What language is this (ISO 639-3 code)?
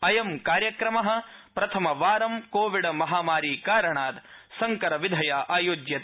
san